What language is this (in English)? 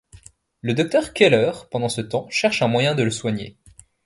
French